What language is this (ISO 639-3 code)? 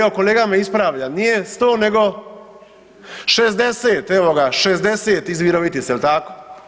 hrv